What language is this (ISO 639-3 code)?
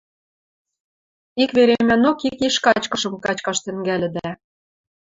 mrj